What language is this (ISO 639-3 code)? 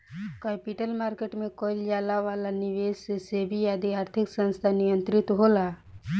bho